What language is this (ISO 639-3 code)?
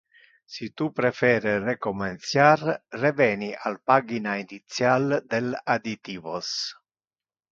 ina